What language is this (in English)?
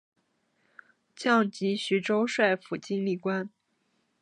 Chinese